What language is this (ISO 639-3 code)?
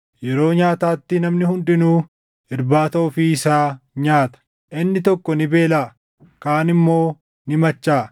orm